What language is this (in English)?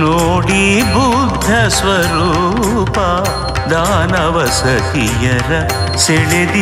Romanian